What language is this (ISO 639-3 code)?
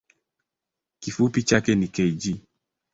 swa